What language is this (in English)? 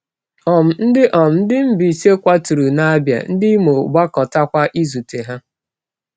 Igbo